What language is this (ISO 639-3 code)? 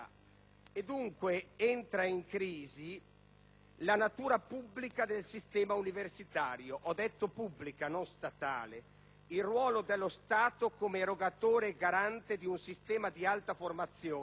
ita